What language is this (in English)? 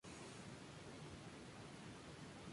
Spanish